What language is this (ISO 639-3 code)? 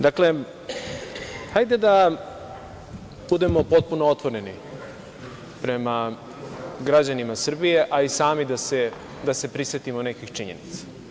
srp